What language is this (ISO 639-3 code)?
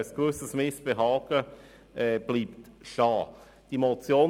gsw